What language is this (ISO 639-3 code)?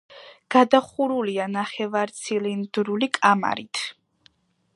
kat